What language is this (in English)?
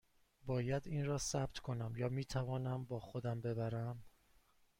Persian